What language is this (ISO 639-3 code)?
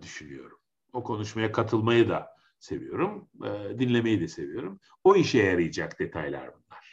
tur